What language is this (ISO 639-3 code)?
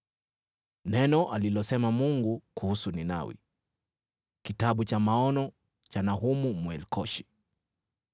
swa